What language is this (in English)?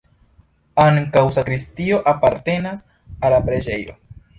Esperanto